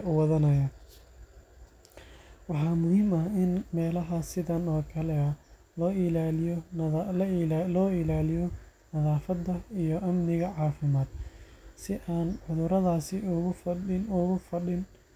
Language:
Somali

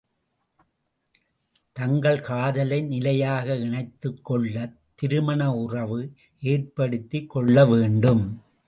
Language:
Tamil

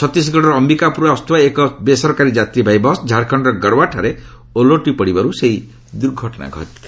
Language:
Odia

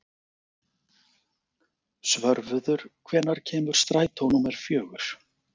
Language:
Icelandic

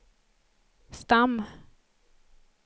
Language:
Swedish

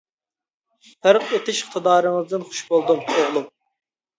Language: Uyghur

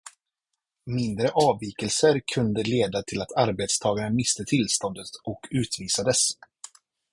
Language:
Swedish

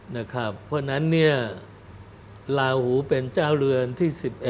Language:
Thai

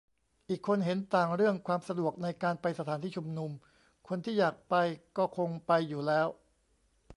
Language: Thai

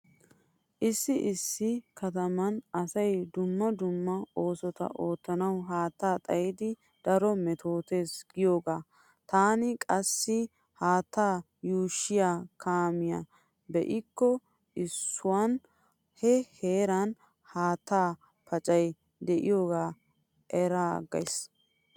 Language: Wolaytta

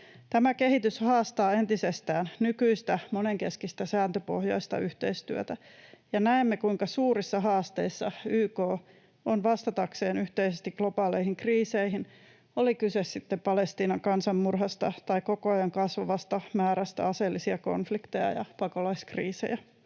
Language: Finnish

